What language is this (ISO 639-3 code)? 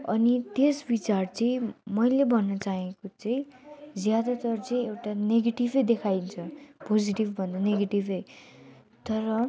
nep